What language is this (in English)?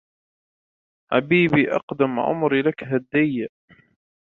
Arabic